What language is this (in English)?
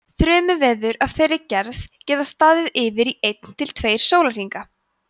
Icelandic